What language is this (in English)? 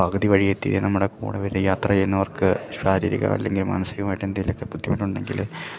Malayalam